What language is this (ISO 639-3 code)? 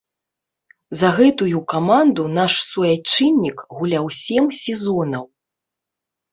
bel